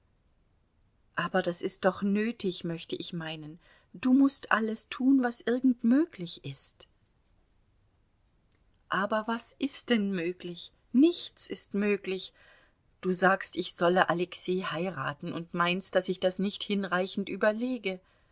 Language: German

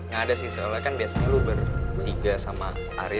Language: Indonesian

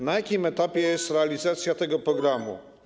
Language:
Polish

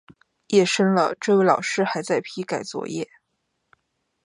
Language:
Chinese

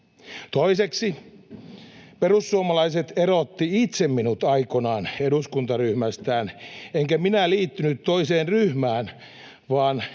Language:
Finnish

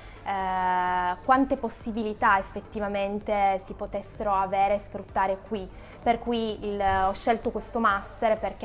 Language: Italian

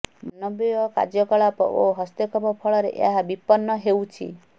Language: Odia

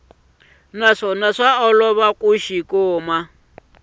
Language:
Tsonga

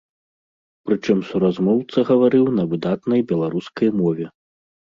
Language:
Belarusian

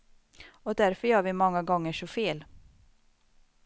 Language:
Swedish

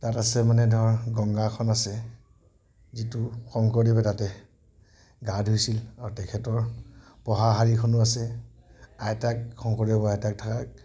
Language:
Assamese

